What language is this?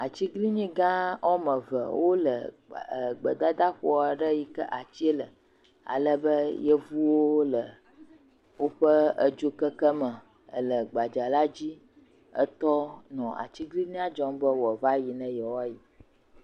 Ewe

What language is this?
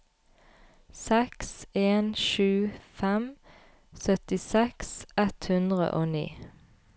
Norwegian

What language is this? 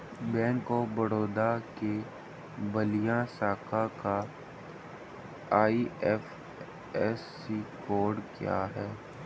Hindi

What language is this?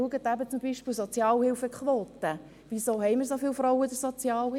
Swiss German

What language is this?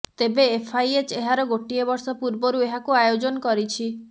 Odia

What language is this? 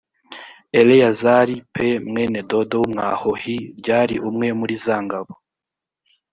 Kinyarwanda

